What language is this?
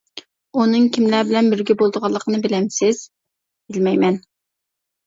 Uyghur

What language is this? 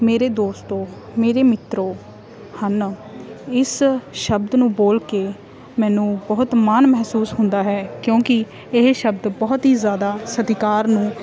Punjabi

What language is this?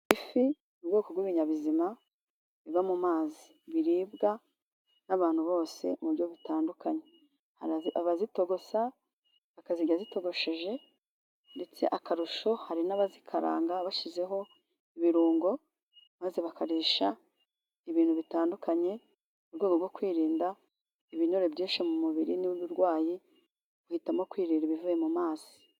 Kinyarwanda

